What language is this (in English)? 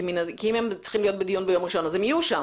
Hebrew